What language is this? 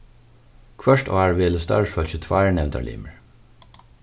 Faroese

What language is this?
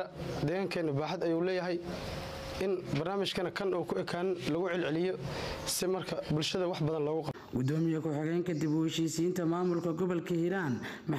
Arabic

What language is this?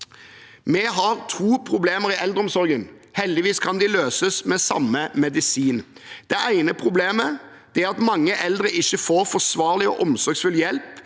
Norwegian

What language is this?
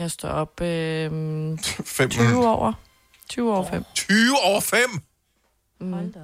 Danish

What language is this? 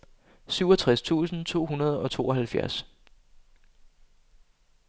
Danish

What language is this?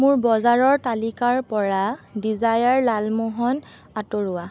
Assamese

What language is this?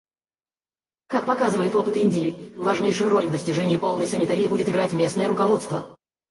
Russian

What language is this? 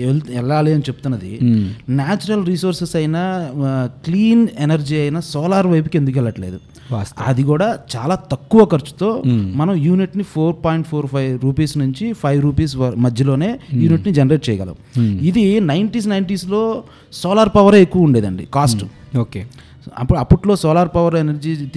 Telugu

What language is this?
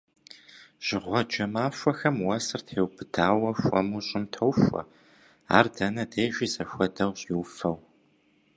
Kabardian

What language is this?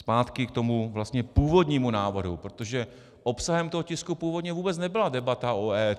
Czech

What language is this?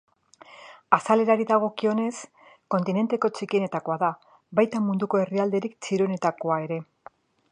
Basque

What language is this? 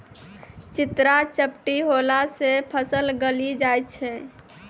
Maithili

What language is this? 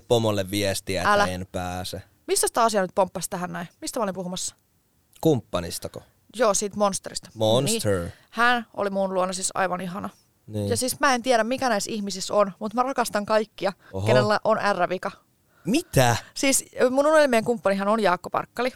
Finnish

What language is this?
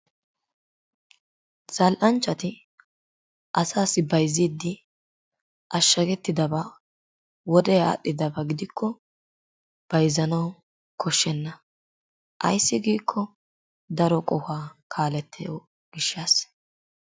Wolaytta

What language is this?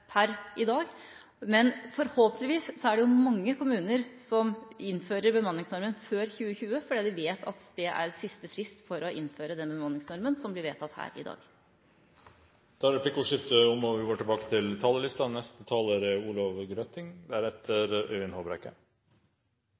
Norwegian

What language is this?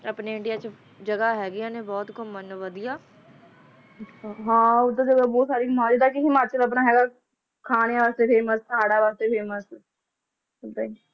Punjabi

